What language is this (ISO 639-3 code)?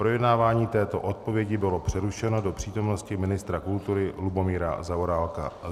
ces